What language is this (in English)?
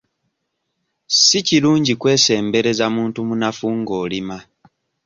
Ganda